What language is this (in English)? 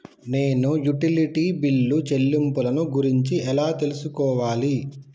Telugu